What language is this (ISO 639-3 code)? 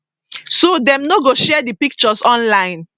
pcm